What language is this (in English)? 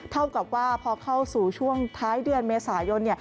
Thai